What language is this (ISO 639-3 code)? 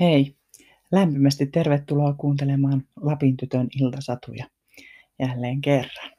fin